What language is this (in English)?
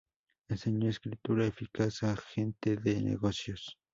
Spanish